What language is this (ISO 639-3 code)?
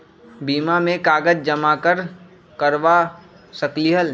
mag